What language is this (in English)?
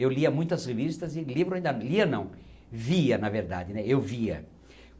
Portuguese